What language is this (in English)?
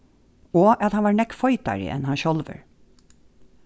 Faroese